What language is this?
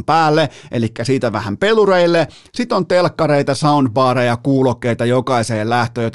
Finnish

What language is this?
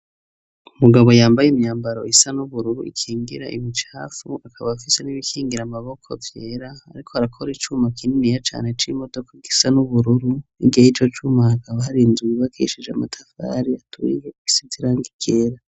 Rundi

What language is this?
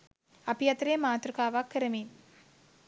Sinhala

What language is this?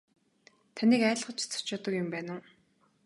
Mongolian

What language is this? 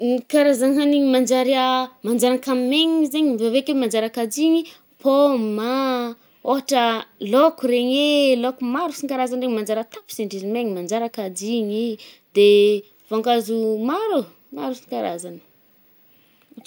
Northern Betsimisaraka Malagasy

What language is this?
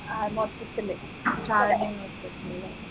Malayalam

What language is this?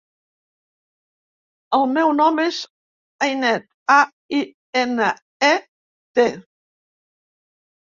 Catalan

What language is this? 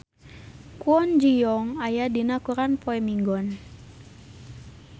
Sundanese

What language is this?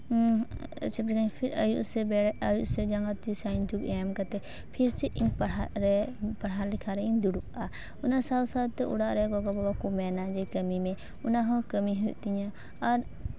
Santali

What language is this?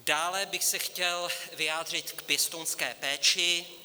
Czech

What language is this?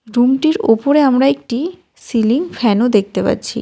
Bangla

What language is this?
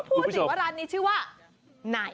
Thai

